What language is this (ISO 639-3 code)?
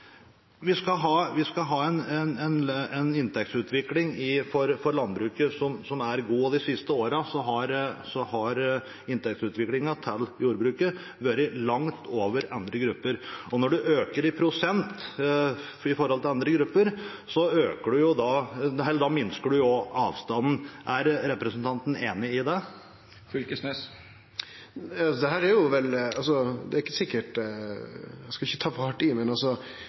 nor